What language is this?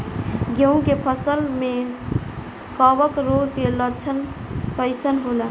Bhojpuri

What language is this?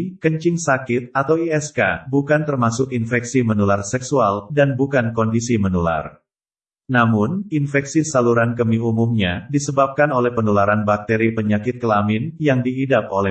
Indonesian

